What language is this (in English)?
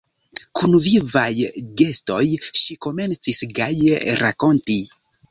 Esperanto